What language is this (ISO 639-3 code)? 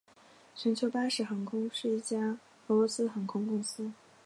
zho